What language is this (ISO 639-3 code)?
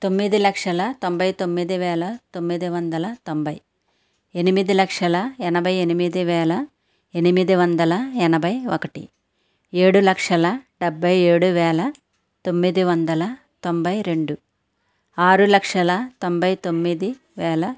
tel